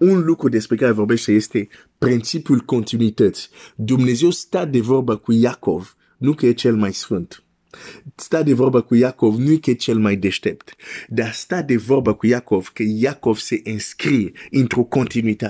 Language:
Romanian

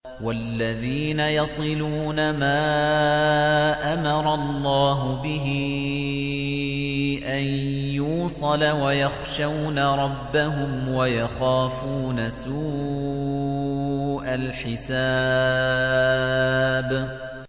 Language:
Arabic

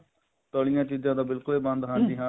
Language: Punjabi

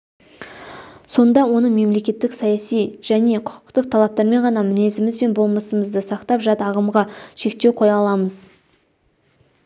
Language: Kazakh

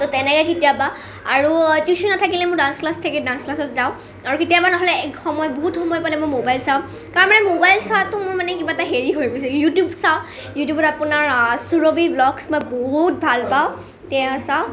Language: Assamese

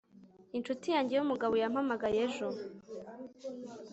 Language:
Kinyarwanda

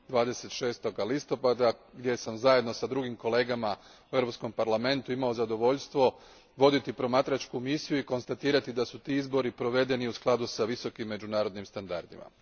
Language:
Croatian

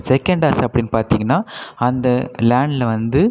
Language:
Tamil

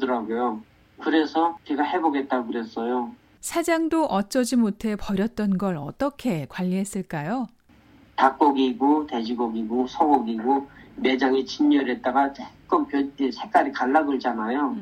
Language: Korean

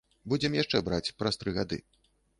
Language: Belarusian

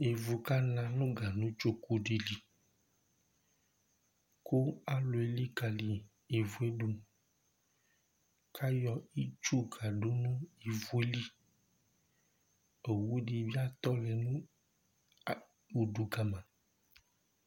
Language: Ikposo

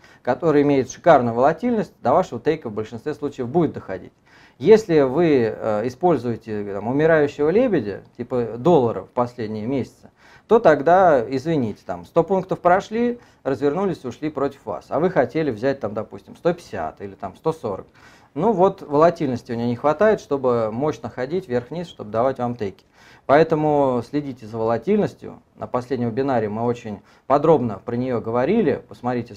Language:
Russian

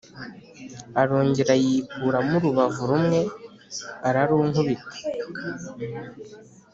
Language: Kinyarwanda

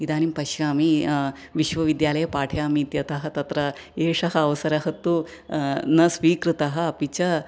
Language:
Sanskrit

